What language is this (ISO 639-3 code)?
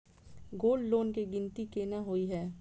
mai